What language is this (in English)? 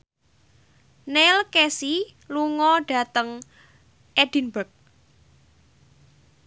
Javanese